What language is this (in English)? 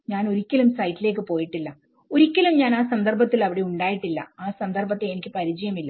Malayalam